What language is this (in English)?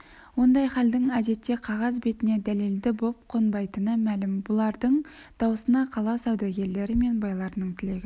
Kazakh